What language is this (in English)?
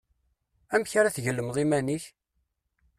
Kabyle